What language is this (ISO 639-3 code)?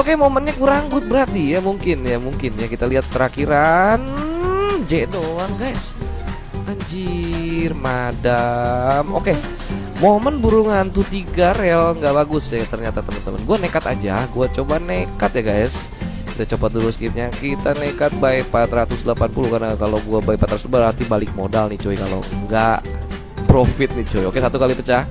ind